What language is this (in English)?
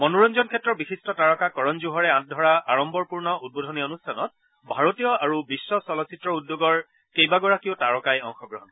Assamese